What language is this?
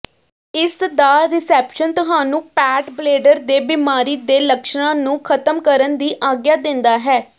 Punjabi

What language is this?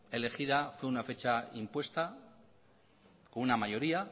Spanish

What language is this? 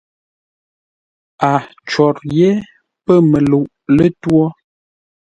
Ngombale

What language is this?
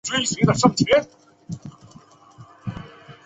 Chinese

